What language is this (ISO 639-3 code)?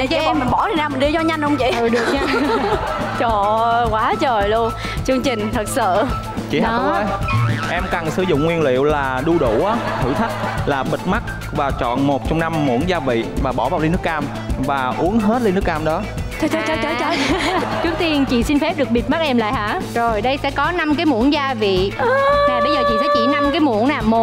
vie